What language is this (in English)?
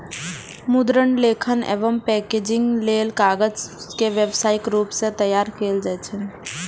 Maithili